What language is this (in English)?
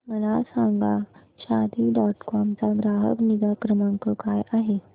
Marathi